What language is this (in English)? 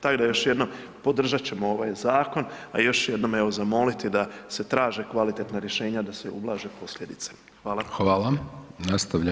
Croatian